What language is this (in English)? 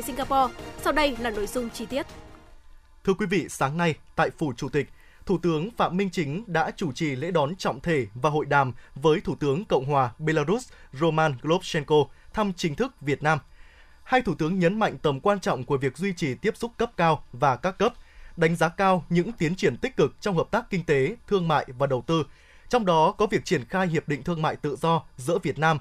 Vietnamese